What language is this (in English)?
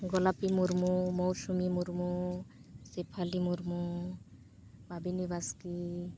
Santali